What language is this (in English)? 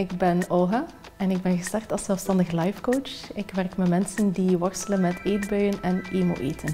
Dutch